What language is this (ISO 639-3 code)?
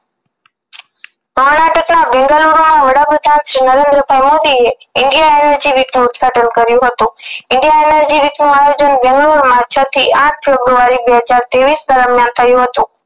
guj